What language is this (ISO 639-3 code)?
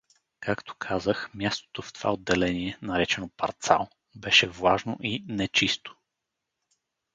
bul